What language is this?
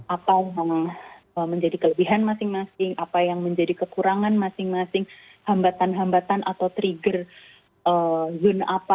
Indonesian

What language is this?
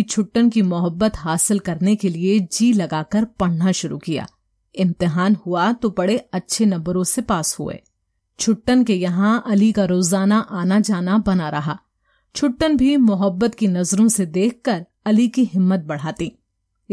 Hindi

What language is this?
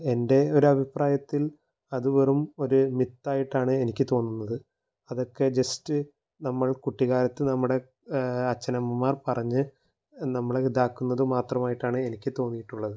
Malayalam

